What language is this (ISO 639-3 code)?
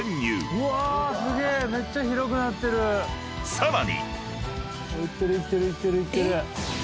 jpn